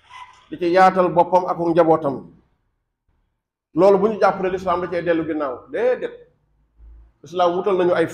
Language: Arabic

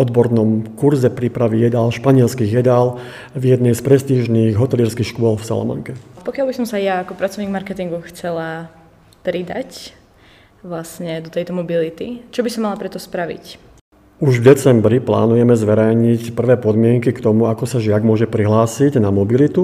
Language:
Slovak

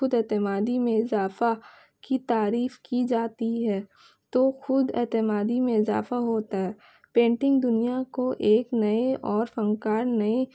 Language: Urdu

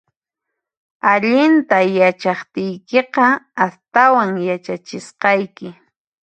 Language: Puno Quechua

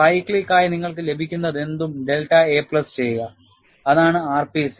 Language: Malayalam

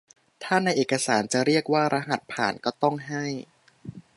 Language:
Thai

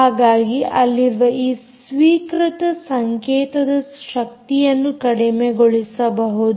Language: Kannada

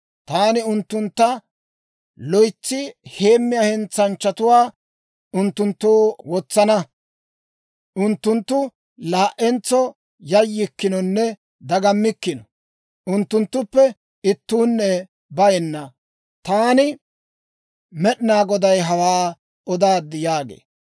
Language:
Dawro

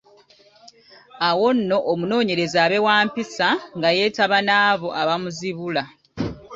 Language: Ganda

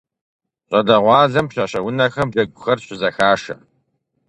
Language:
Kabardian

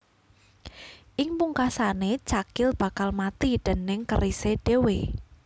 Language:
Javanese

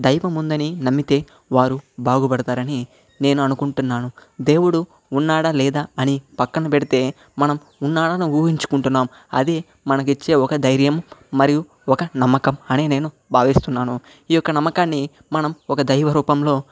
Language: Telugu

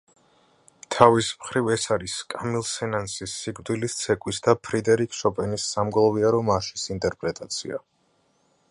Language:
Georgian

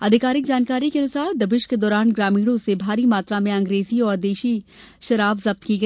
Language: Hindi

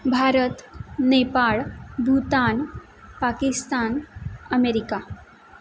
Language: Marathi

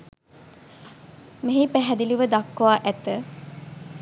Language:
Sinhala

